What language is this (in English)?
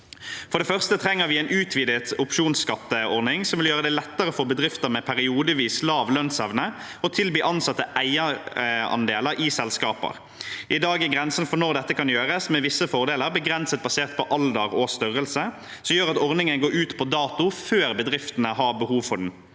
Norwegian